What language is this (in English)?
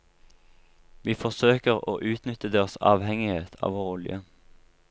Norwegian